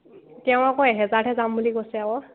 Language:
Assamese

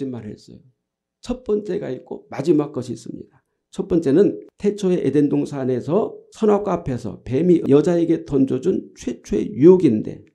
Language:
Korean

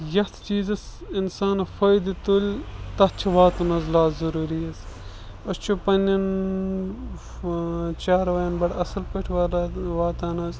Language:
Kashmiri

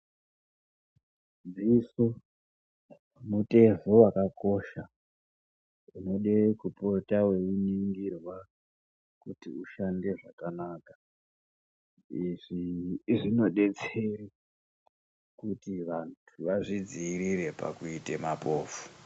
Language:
Ndau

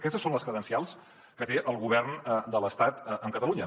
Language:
Catalan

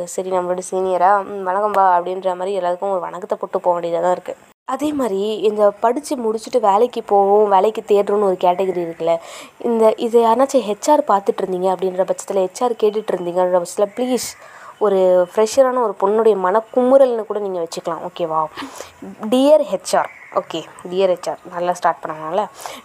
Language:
Tamil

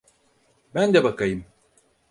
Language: Turkish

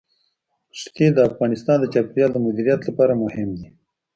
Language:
Pashto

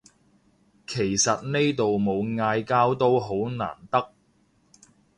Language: Cantonese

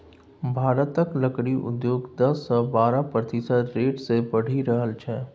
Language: Maithili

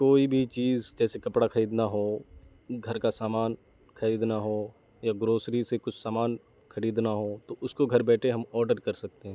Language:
Urdu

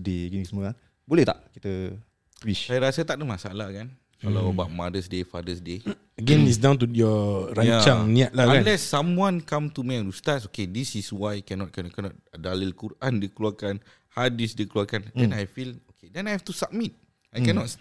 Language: Malay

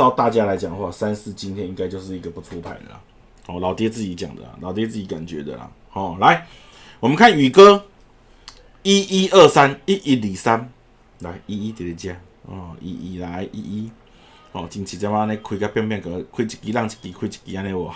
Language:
Chinese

